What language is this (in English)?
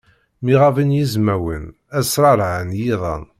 Kabyle